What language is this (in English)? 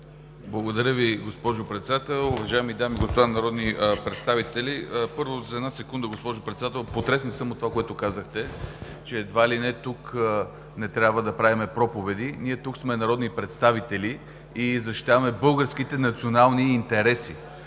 Bulgarian